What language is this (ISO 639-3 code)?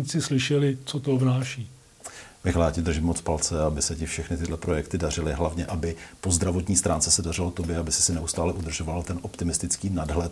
ces